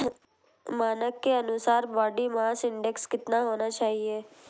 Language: Hindi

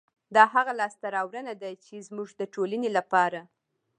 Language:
Pashto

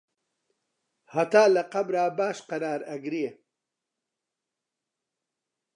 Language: Central Kurdish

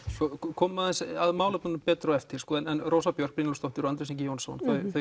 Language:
Icelandic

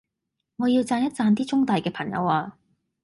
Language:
Cantonese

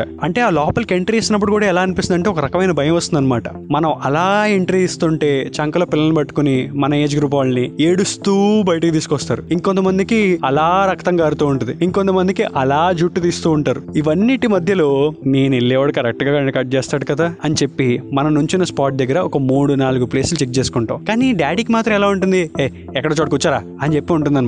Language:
Telugu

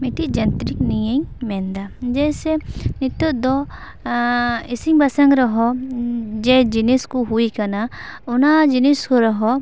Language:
Santali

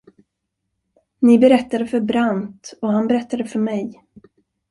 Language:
Swedish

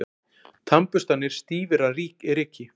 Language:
Icelandic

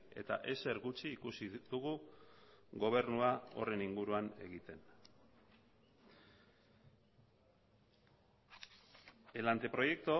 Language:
Basque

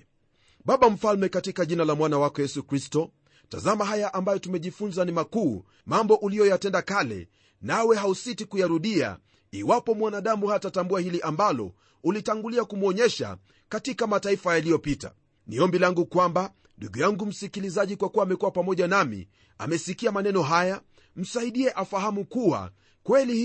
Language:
Swahili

